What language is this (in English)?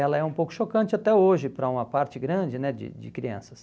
Portuguese